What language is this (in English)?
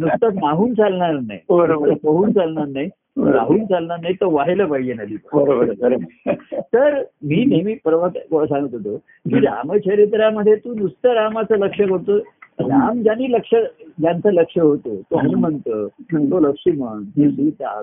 Marathi